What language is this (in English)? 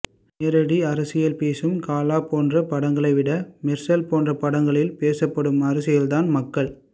Tamil